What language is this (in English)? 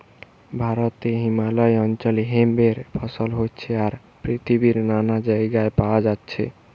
Bangla